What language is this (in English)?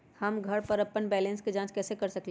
Magahi